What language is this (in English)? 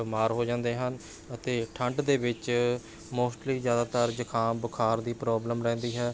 Punjabi